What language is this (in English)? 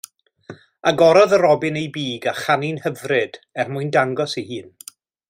Welsh